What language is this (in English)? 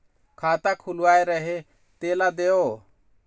Chhattisgarhi